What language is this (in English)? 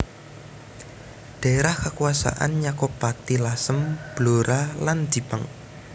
Javanese